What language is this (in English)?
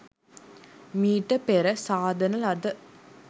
Sinhala